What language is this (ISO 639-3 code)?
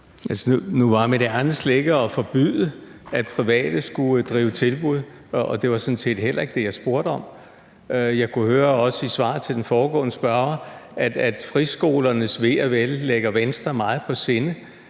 dan